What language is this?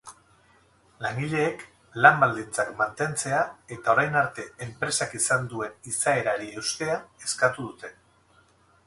Basque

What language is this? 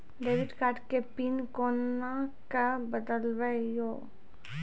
Maithili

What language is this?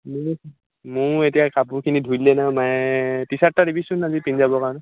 Assamese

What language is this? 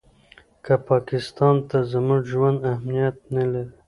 Pashto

